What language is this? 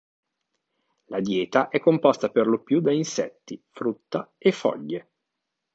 Italian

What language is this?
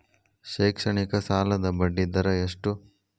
Kannada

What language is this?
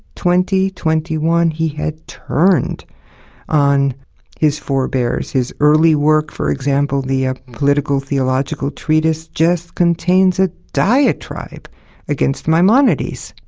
English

